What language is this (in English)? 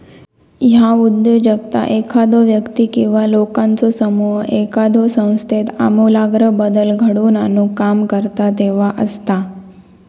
Marathi